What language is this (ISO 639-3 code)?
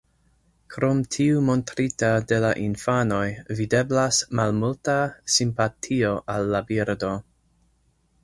epo